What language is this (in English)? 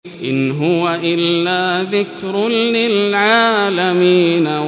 Arabic